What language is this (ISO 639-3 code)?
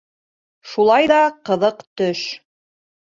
bak